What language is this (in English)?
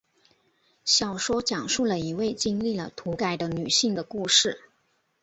Chinese